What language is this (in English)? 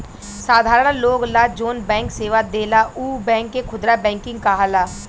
Bhojpuri